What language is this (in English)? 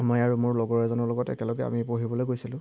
Assamese